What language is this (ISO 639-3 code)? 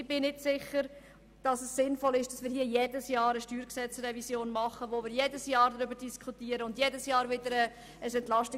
gsw